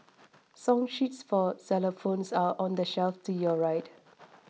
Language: English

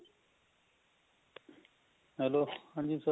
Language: Punjabi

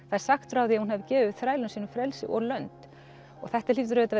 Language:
Icelandic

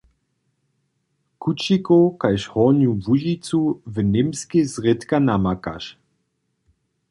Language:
Upper Sorbian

